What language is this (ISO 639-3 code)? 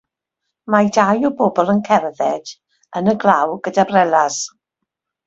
cym